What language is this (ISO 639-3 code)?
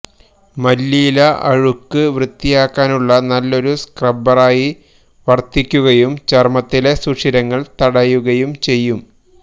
mal